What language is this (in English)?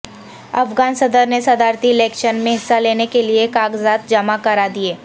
Urdu